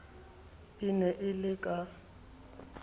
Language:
Southern Sotho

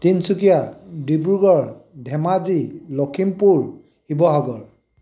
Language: Assamese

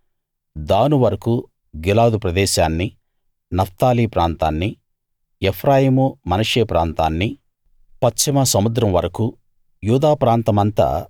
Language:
Telugu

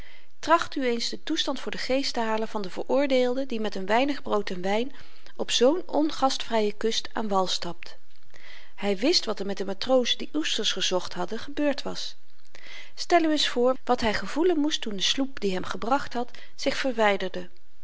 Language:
Dutch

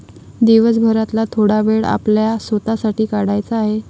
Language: Marathi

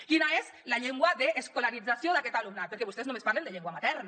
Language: Catalan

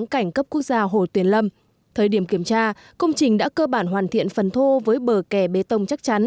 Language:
Vietnamese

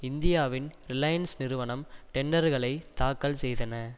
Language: Tamil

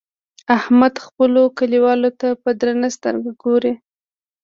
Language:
Pashto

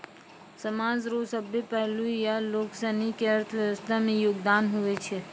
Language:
Maithili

